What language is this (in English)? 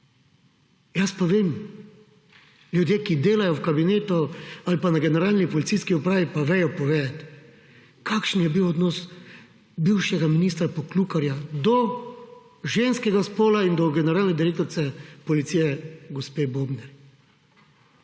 Slovenian